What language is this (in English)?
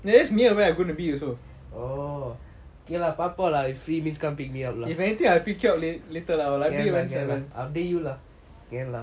English